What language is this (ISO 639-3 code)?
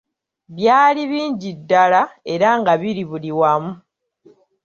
lug